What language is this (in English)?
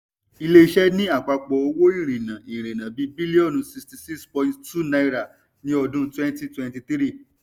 Yoruba